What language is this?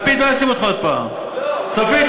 Hebrew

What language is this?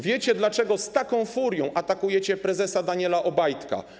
Polish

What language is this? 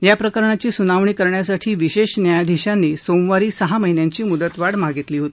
Marathi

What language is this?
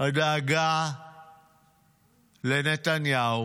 Hebrew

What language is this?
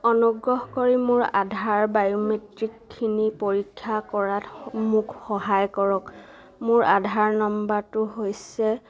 Assamese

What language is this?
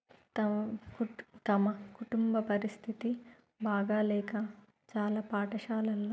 Telugu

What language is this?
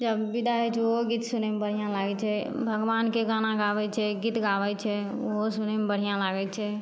Maithili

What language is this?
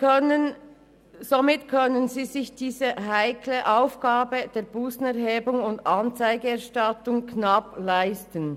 Swiss German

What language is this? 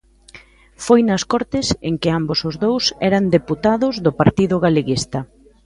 Galician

